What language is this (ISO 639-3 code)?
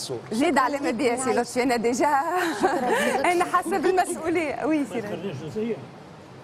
ara